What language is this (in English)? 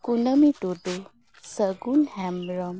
Santali